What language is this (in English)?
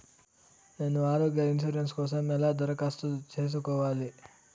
Telugu